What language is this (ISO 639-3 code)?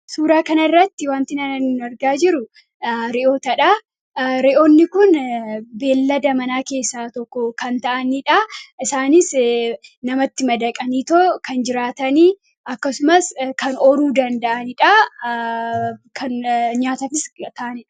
orm